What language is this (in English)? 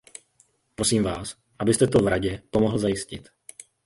Czech